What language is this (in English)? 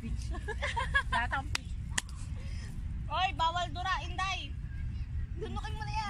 Spanish